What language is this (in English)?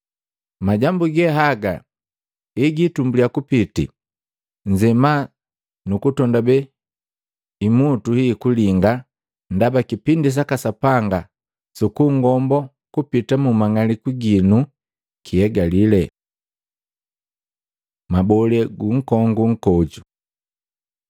Matengo